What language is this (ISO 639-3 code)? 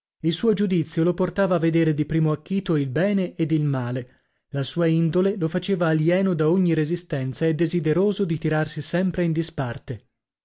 ita